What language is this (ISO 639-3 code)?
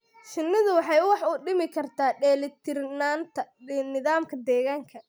som